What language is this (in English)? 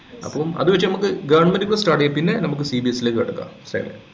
Malayalam